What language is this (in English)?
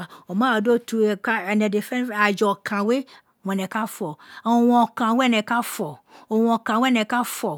Isekiri